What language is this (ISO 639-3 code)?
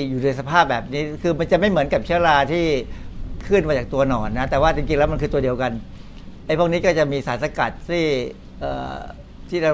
tha